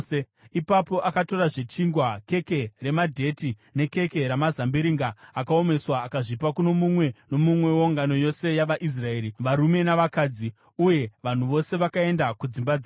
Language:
Shona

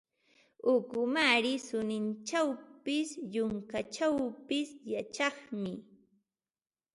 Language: Ambo-Pasco Quechua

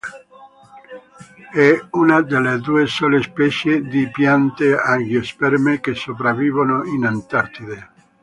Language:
Italian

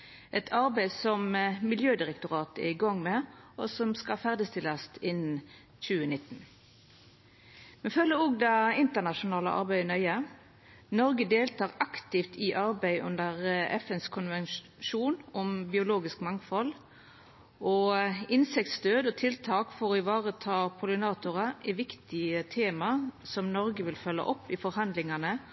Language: Norwegian Nynorsk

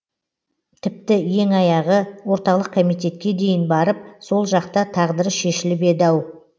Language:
Kazakh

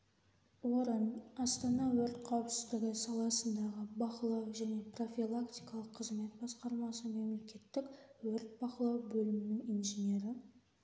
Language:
Kazakh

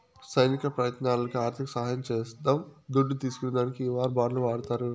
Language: Telugu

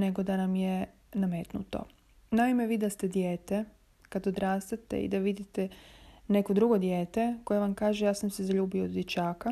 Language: Croatian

